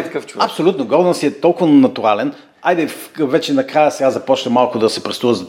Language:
Bulgarian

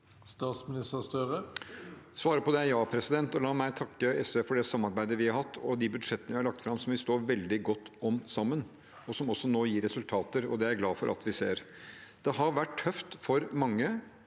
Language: Norwegian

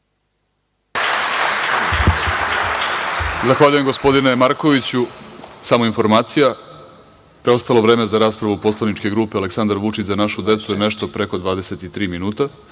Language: Serbian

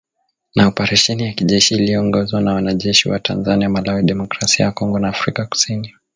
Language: Swahili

